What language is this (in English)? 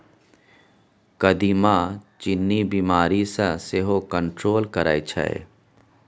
Maithili